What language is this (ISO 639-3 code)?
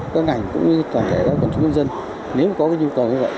vie